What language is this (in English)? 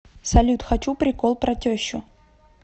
Russian